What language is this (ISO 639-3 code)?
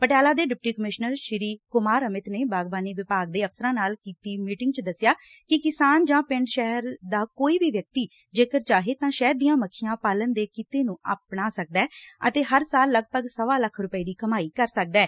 pan